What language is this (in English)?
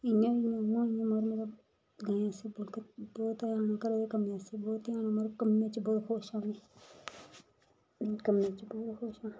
Dogri